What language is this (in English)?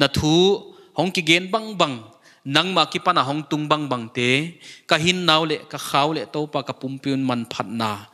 Thai